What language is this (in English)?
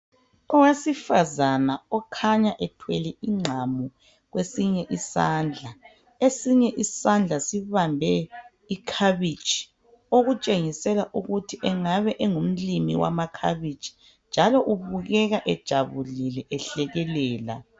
North Ndebele